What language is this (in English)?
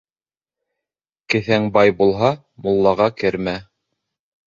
Bashkir